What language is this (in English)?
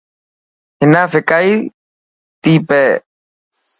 Dhatki